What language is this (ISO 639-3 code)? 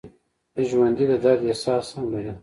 pus